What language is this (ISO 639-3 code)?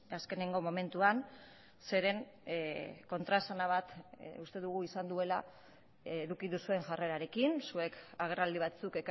eus